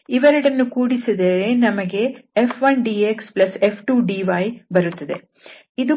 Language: Kannada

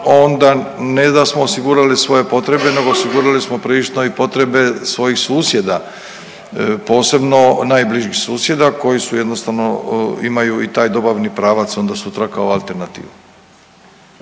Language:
Croatian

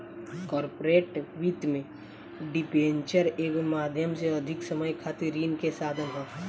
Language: Bhojpuri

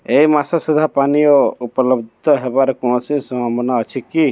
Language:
Odia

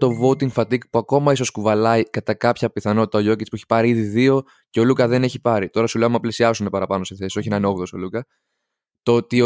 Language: Greek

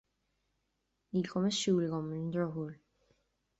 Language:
Irish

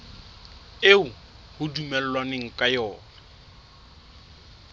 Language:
Southern Sotho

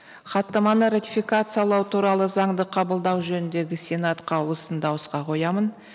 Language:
Kazakh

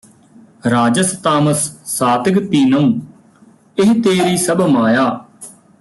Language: Punjabi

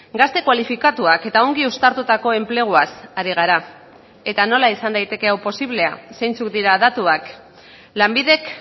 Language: Basque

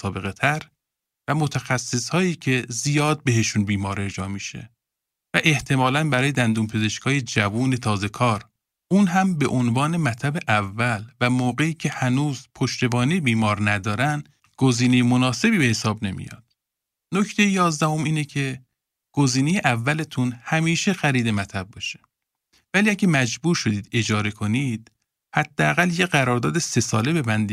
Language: Persian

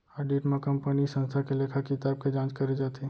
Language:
Chhattisgarhi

